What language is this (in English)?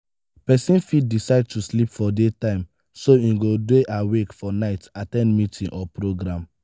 Nigerian Pidgin